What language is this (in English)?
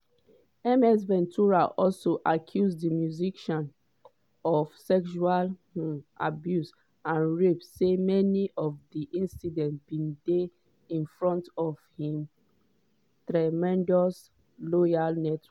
Nigerian Pidgin